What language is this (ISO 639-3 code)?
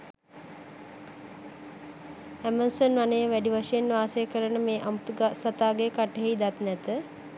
sin